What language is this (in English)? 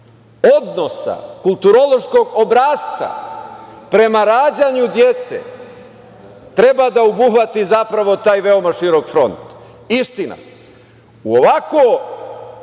Serbian